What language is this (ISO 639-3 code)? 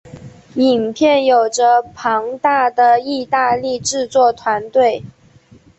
zho